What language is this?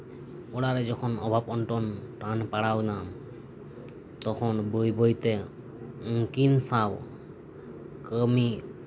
Santali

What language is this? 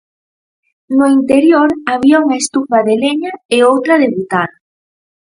Galician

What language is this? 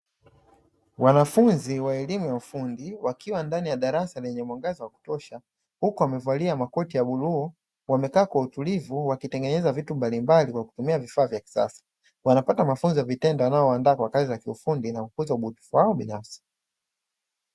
Swahili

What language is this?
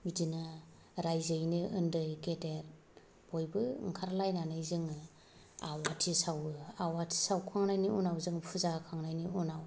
Bodo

